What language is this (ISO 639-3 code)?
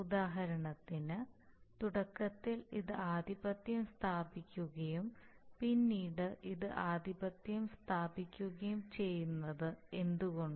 mal